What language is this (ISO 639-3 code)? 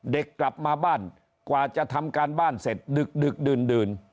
tha